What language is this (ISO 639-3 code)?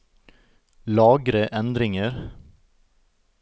nor